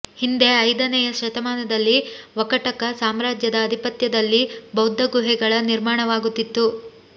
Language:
Kannada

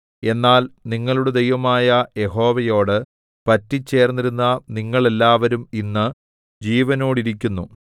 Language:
Malayalam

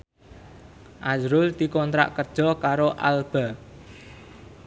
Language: Javanese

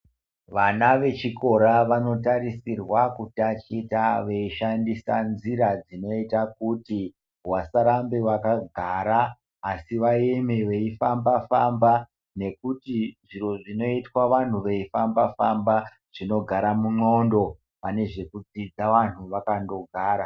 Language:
Ndau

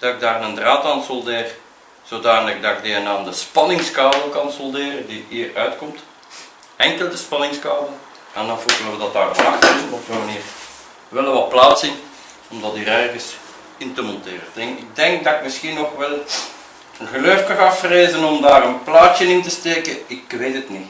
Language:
Dutch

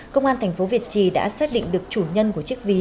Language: Vietnamese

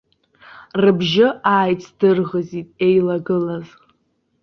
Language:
Abkhazian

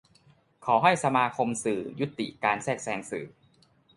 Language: Thai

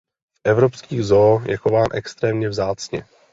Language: Czech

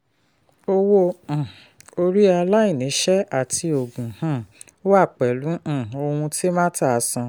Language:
Yoruba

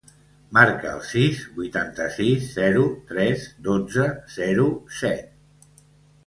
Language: Catalan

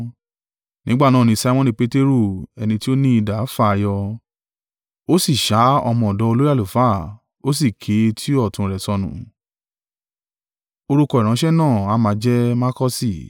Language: Yoruba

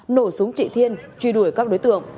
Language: Vietnamese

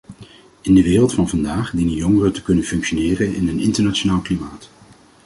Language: Dutch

